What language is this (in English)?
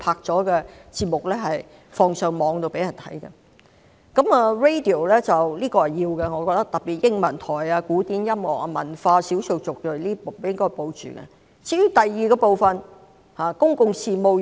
Cantonese